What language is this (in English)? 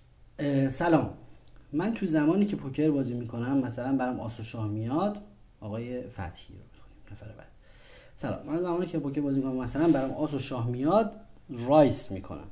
Persian